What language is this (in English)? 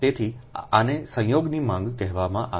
Gujarati